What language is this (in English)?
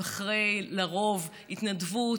Hebrew